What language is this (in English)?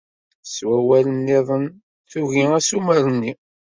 Kabyle